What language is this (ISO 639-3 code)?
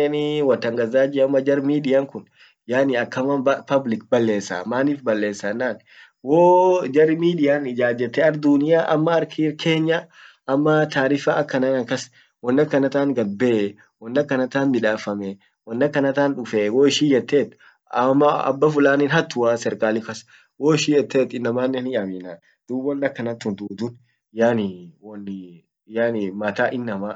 orc